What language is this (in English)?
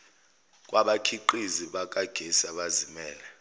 Zulu